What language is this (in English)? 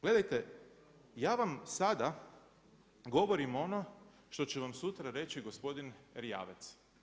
Croatian